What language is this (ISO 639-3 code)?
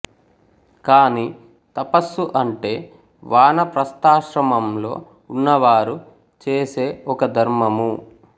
tel